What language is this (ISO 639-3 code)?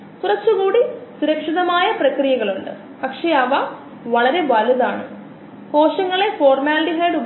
mal